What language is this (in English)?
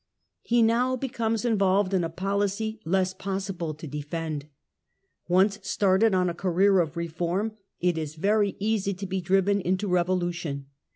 English